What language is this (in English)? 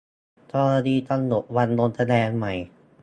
Thai